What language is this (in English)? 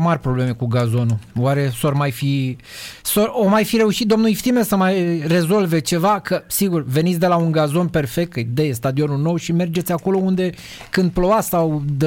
Romanian